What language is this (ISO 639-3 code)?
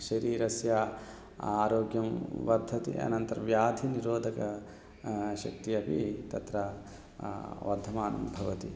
san